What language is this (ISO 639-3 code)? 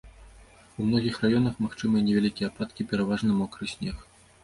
bel